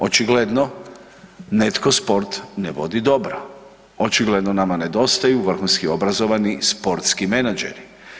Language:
Croatian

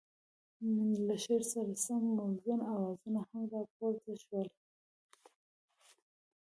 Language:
Pashto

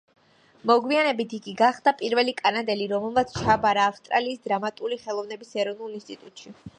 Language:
Georgian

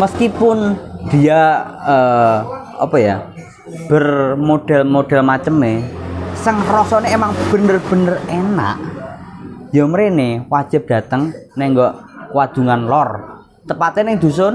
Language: Indonesian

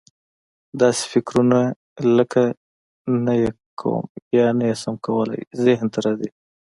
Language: Pashto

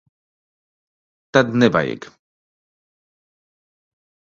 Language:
Latvian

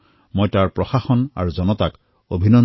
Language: Assamese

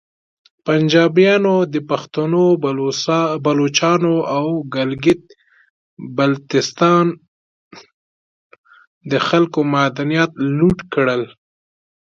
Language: Pashto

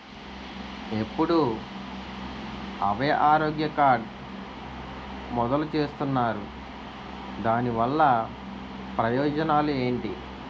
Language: Telugu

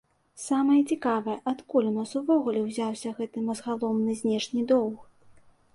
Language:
Belarusian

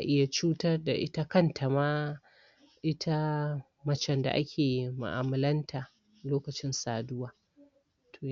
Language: Hausa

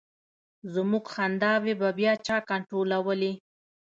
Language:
Pashto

